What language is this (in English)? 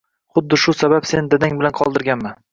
Uzbek